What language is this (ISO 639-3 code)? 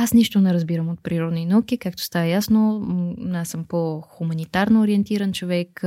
bul